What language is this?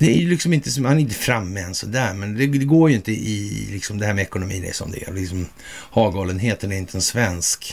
Swedish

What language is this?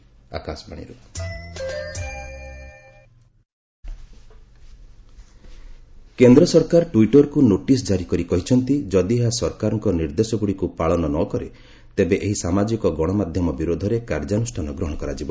Odia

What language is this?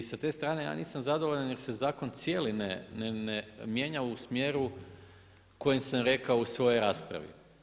Croatian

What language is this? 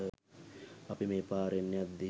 Sinhala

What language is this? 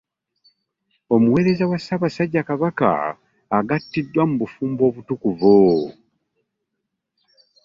Ganda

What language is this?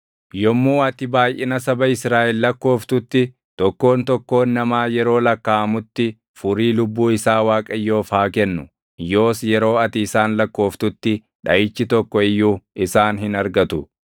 Oromo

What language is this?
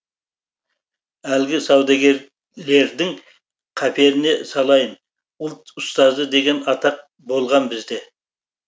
Kazakh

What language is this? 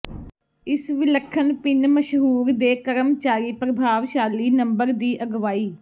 Punjabi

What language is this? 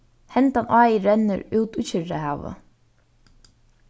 Faroese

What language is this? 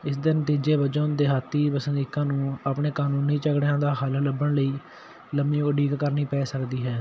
Punjabi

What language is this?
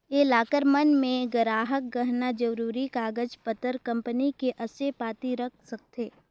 Chhattisgarhi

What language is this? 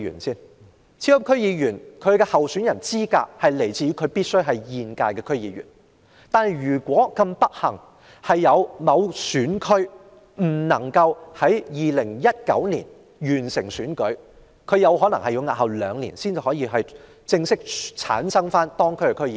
Cantonese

